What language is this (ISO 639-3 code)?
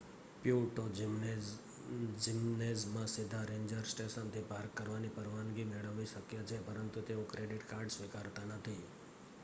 guj